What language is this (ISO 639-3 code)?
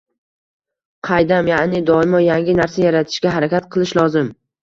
uzb